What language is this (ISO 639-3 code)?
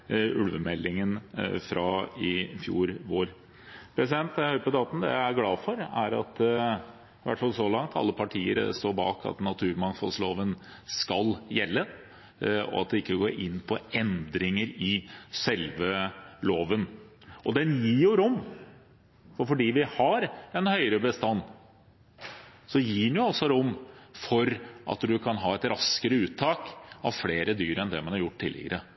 nob